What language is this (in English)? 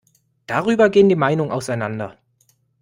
German